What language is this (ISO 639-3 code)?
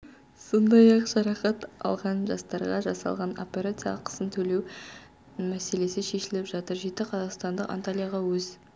kaz